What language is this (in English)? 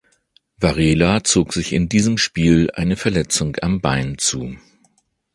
German